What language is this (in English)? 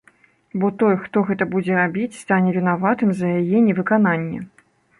Belarusian